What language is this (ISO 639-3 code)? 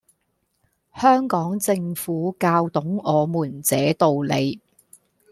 yue